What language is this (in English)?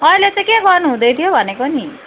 Nepali